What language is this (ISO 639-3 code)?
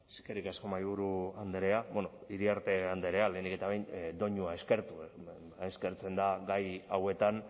eus